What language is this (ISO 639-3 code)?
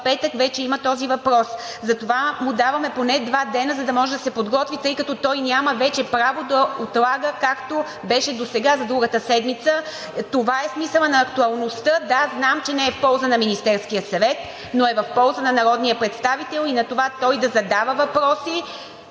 bul